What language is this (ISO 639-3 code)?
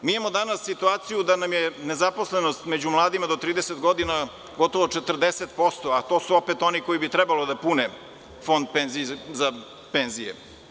srp